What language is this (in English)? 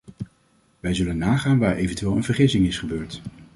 Dutch